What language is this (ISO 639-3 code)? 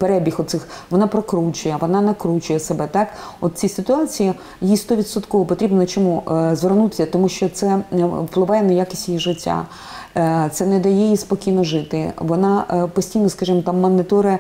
ukr